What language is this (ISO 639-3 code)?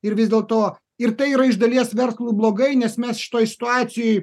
lit